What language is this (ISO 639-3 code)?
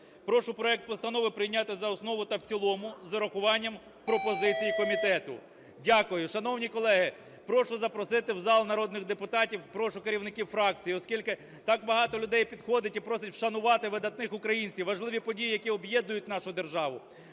ukr